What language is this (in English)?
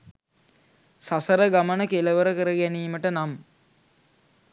Sinhala